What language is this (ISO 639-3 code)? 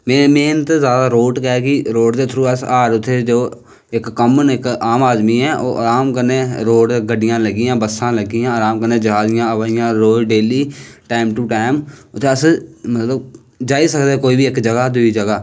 doi